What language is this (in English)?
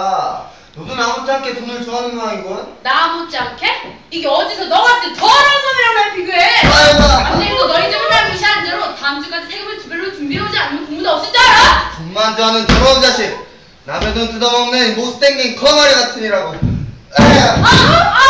Korean